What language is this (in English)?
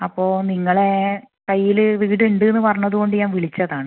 Malayalam